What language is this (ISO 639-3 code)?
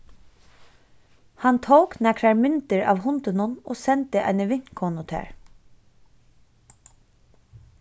fao